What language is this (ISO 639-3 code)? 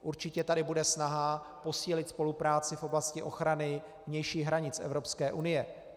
ces